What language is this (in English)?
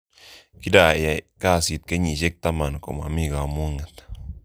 Kalenjin